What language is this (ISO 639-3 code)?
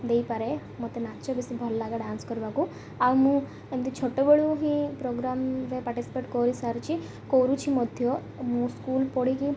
ori